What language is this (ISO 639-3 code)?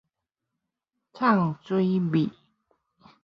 nan